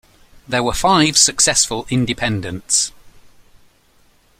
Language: English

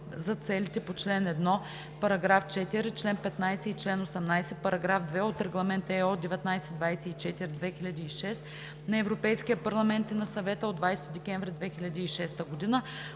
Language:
Bulgarian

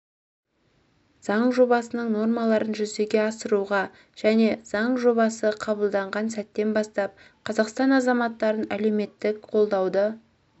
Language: Kazakh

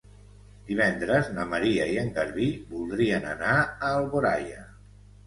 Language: Catalan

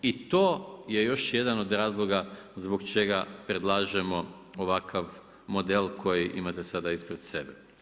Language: Croatian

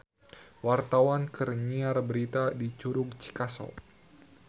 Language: Sundanese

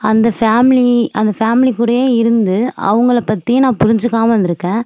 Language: Tamil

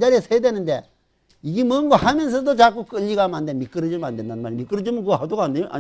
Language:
Korean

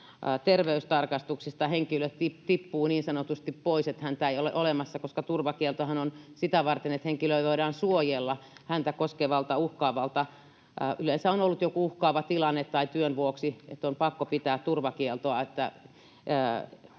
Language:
Finnish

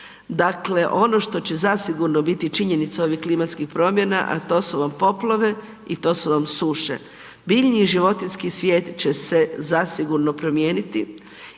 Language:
Croatian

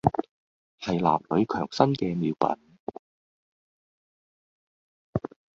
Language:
Cantonese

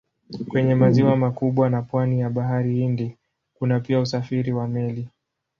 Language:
Swahili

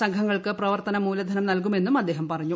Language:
Malayalam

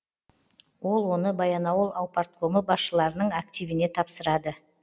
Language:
Kazakh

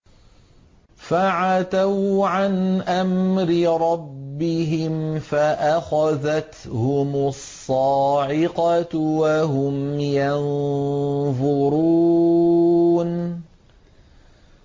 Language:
Arabic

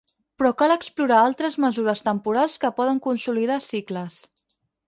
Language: Catalan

